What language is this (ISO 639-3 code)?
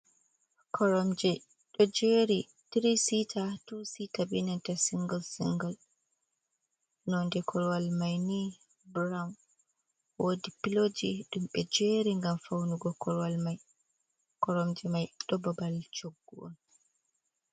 ful